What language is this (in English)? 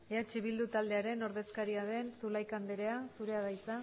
Basque